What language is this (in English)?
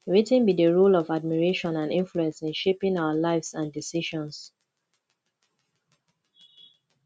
Nigerian Pidgin